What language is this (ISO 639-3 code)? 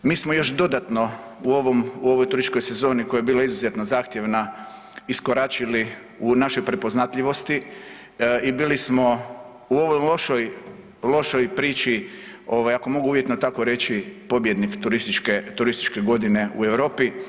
hrv